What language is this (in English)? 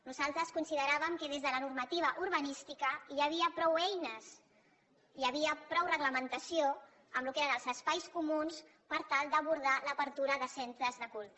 Catalan